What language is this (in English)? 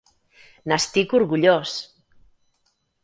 Catalan